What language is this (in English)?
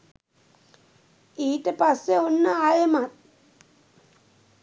Sinhala